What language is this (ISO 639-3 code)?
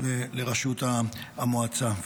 heb